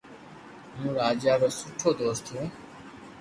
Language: Loarki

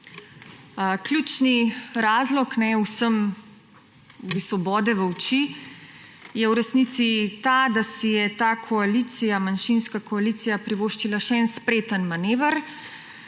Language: Slovenian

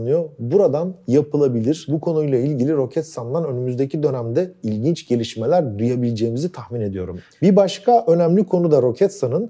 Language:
Turkish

